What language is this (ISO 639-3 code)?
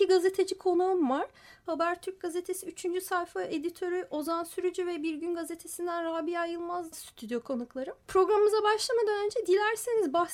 tur